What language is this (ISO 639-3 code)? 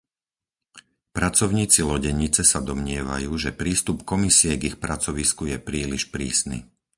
slk